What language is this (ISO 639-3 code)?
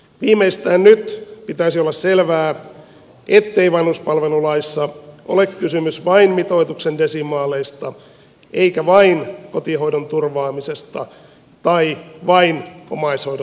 fin